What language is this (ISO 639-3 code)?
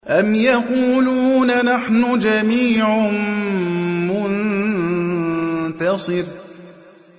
ara